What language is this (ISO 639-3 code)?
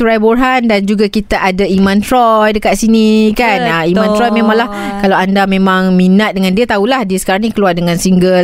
msa